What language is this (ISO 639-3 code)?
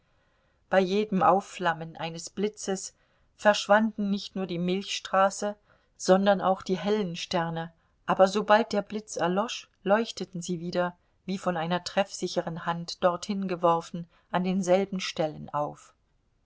deu